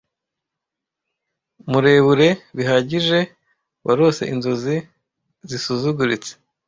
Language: Kinyarwanda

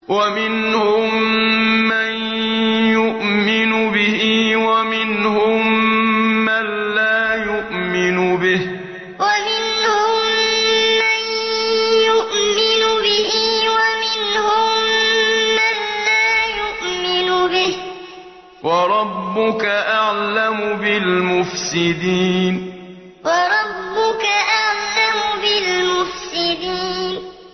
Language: Arabic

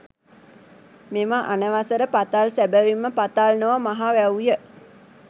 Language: Sinhala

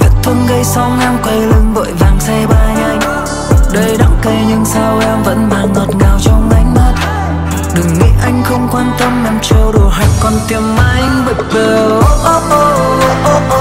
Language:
Vietnamese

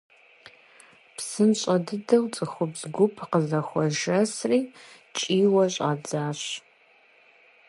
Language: Kabardian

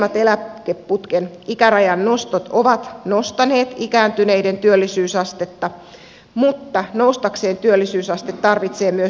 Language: Finnish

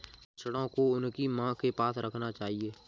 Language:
Hindi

